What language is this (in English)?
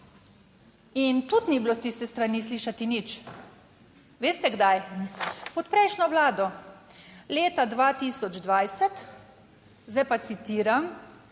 Slovenian